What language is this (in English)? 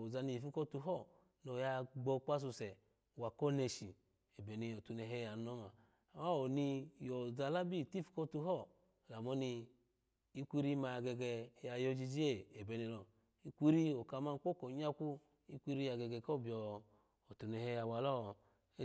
Alago